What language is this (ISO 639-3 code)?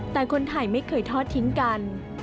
tha